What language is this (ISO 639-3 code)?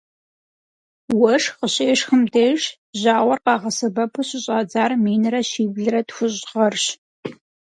kbd